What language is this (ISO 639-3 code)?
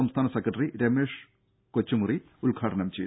mal